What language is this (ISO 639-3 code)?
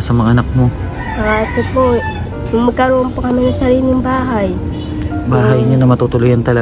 fil